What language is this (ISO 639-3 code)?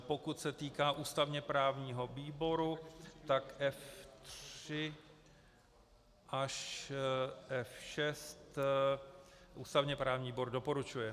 ces